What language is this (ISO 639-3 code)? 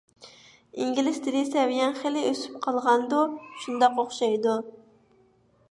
uig